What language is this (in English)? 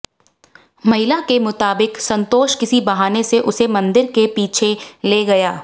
Hindi